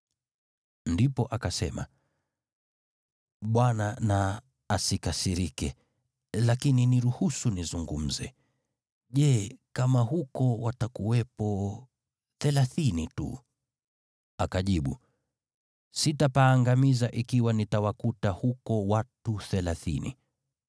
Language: Swahili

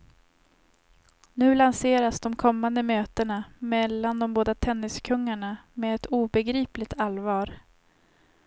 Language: Swedish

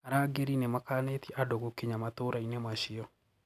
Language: Kikuyu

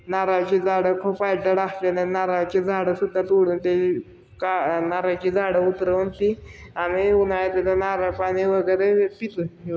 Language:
Marathi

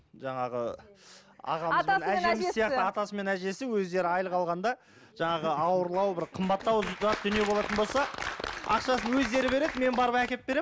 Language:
Kazakh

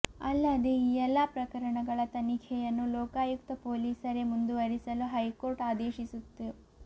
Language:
Kannada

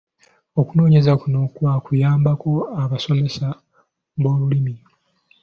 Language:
Ganda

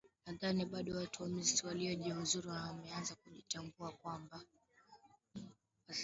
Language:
Swahili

